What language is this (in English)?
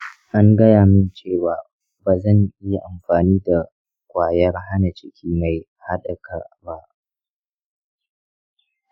Hausa